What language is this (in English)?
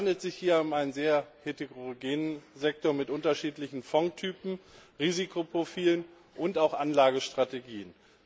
German